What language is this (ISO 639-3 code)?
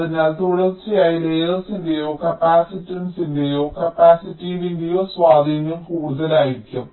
mal